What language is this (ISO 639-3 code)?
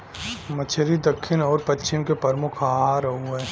bho